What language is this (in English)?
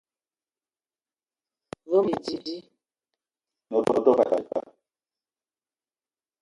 Eton (Cameroon)